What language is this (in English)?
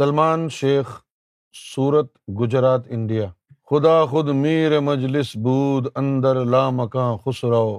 Urdu